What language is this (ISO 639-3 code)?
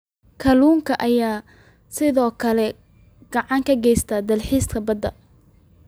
som